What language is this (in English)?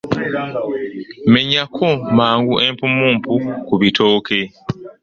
Ganda